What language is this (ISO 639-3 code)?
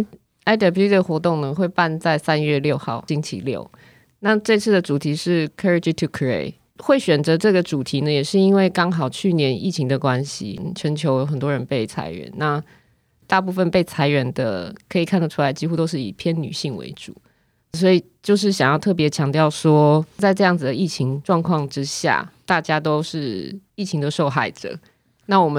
zho